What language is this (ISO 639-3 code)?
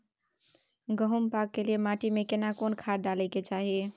mai